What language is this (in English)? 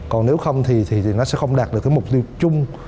Vietnamese